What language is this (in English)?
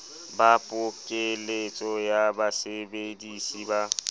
Southern Sotho